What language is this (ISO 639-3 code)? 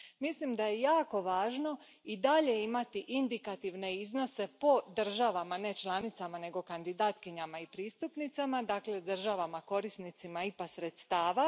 hrv